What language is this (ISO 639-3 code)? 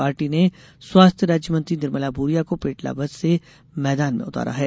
hin